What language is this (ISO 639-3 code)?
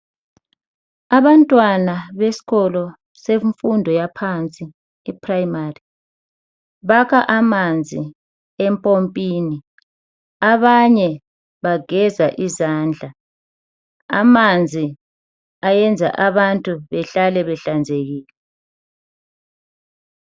nde